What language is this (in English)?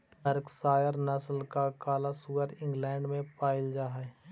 Magahi